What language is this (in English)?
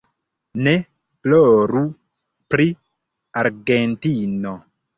Esperanto